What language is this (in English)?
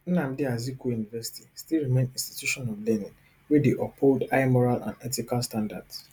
Nigerian Pidgin